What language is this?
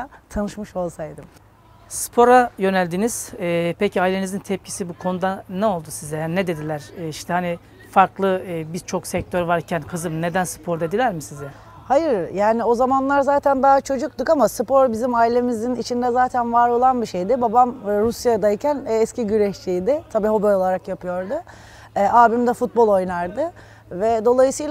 Turkish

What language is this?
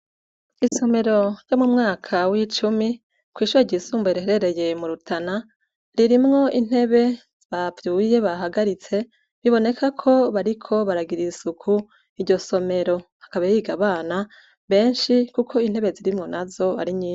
Rundi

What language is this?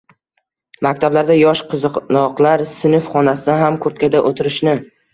Uzbek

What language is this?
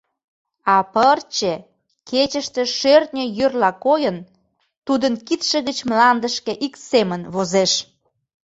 Mari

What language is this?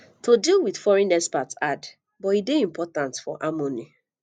Nigerian Pidgin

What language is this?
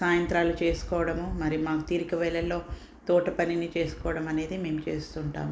Telugu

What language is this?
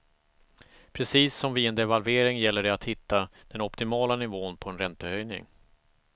Swedish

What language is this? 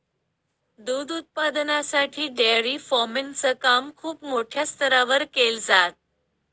Marathi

